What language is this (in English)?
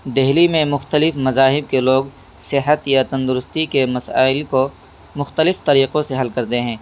Urdu